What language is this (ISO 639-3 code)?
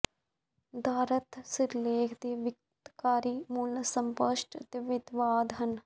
pan